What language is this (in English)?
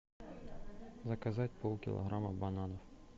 Russian